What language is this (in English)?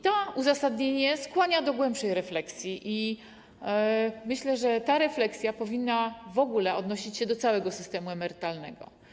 Polish